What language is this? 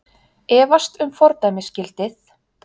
Icelandic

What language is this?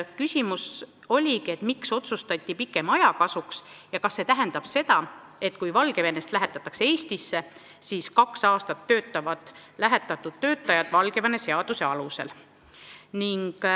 Estonian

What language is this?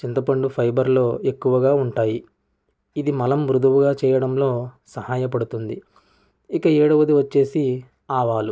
Telugu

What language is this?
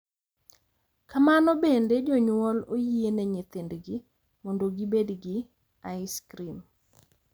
Luo (Kenya and Tanzania)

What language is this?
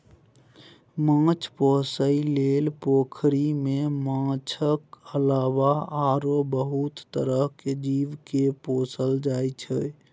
Maithili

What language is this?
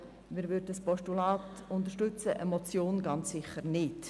Swiss German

